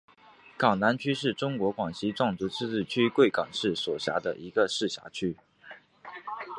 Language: Chinese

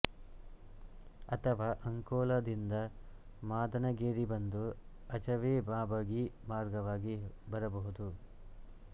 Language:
Kannada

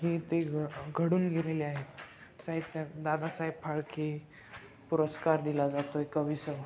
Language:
Marathi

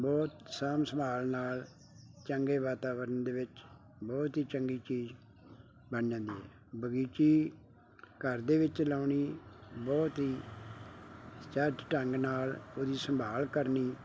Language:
Punjabi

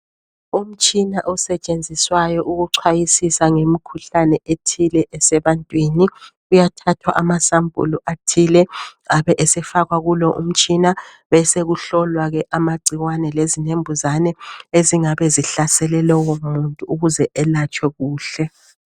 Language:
North Ndebele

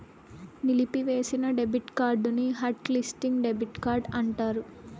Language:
Telugu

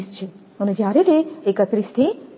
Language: Gujarati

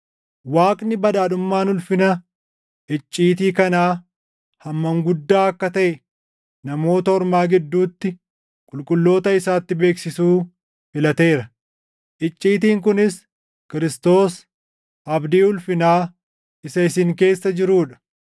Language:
Oromo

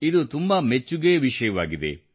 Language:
Kannada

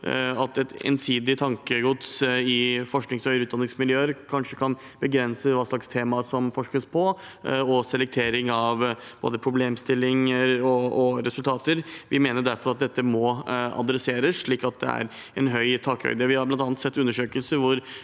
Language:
Norwegian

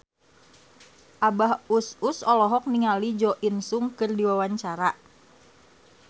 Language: Sundanese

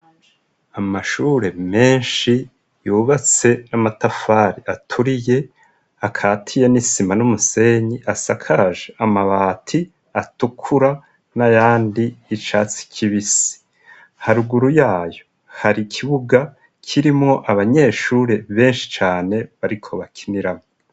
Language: Rundi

